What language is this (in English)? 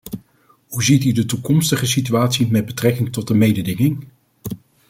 Dutch